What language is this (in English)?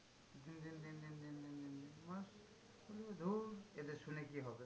Bangla